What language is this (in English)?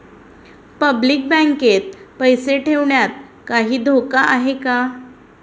Marathi